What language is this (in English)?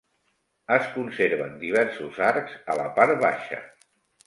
Catalan